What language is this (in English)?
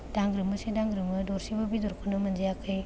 Bodo